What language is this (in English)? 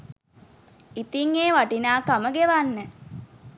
Sinhala